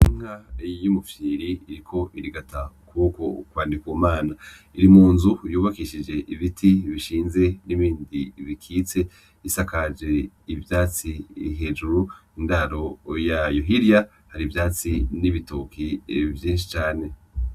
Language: Rundi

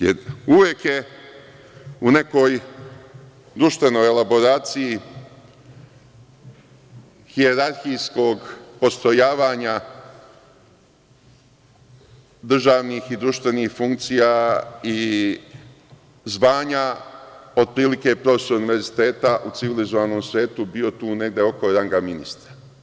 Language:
Serbian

